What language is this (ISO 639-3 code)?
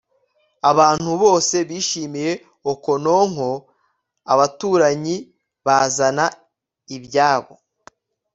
kin